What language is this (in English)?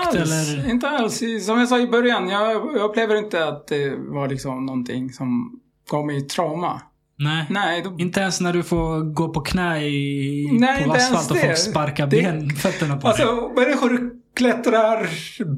Swedish